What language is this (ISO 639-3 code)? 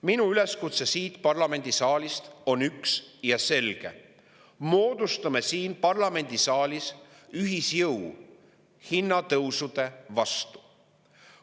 est